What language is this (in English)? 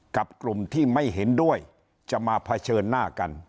Thai